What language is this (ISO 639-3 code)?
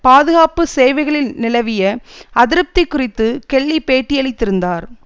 tam